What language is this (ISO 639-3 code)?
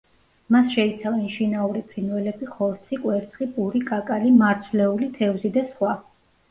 kat